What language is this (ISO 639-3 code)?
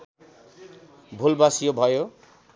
nep